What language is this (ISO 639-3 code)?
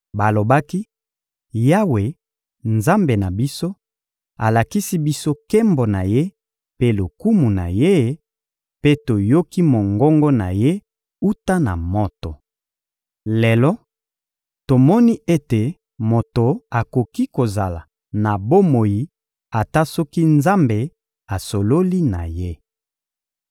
lin